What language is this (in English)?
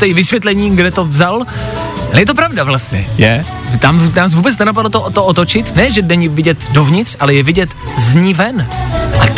Czech